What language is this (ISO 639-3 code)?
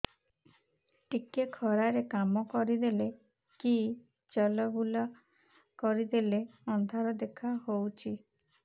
ori